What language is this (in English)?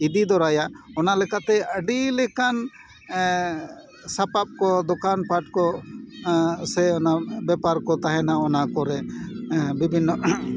Santali